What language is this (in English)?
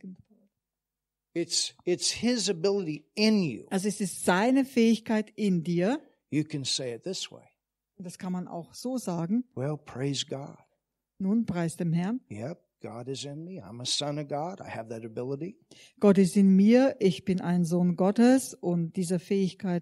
German